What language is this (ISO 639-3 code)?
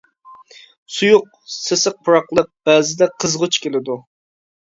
uig